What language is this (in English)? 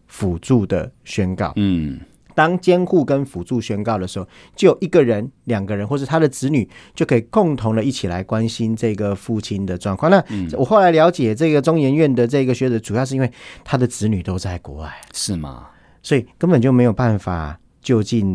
Chinese